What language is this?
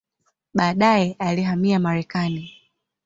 Swahili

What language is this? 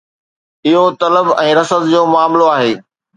Sindhi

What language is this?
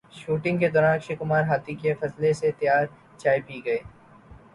Urdu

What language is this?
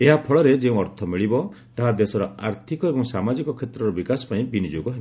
Odia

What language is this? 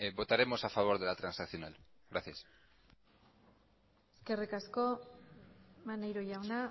Spanish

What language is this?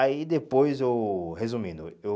Portuguese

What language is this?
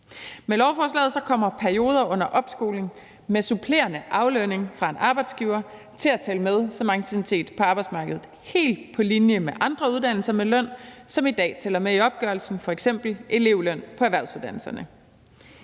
Danish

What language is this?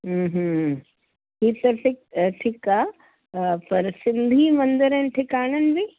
Sindhi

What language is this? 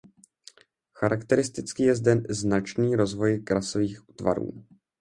Czech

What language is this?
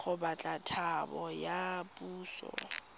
Tswana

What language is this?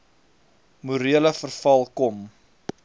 Afrikaans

